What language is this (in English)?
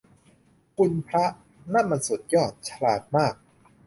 Thai